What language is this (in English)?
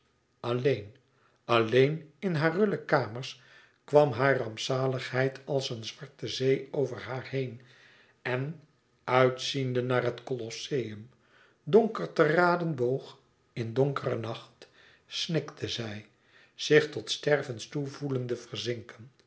Dutch